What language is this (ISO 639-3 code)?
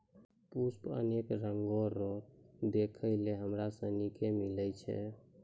mai